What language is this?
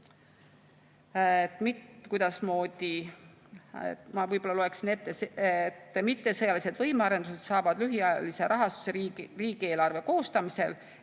Estonian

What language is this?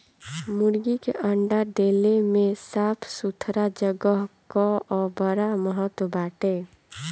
Bhojpuri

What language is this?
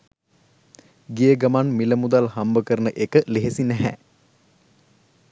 Sinhala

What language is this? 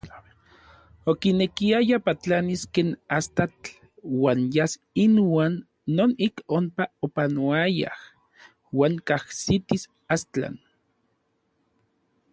Orizaba Nahuatl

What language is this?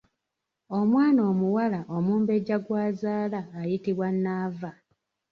Ganda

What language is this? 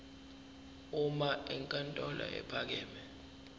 Zulu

